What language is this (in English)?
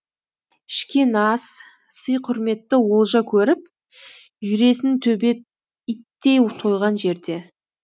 Kazakh